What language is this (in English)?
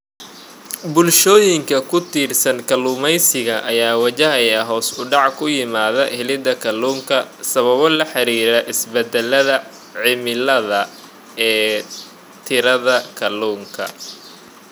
Somali